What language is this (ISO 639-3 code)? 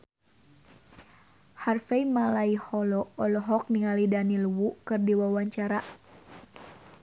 sun